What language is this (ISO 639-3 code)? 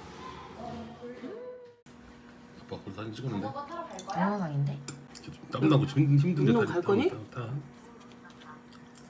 kor